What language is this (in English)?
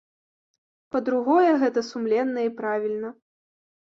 Belarusian